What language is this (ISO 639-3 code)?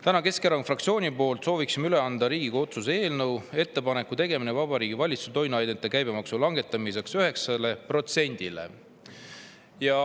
est